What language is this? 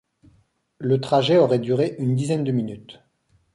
French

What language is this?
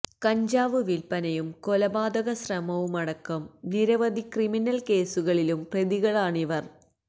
Malayalam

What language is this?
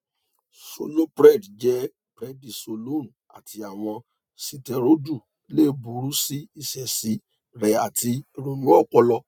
Yoruba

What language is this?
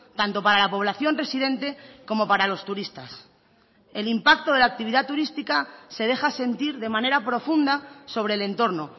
Spanish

